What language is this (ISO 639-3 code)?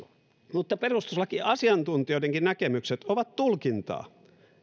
fin